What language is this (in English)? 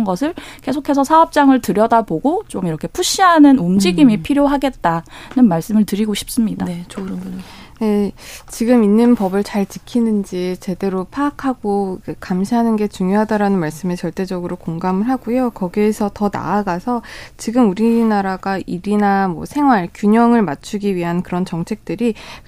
Korean